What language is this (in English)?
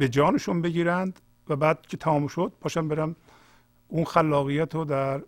Persian